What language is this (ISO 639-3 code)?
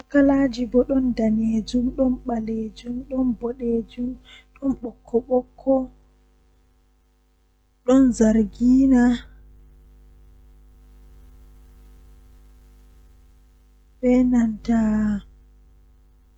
fuh